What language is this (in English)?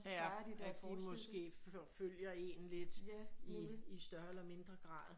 Danish